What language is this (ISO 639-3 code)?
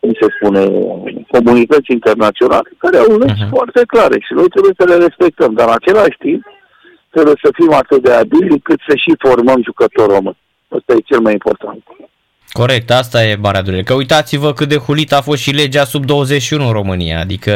ron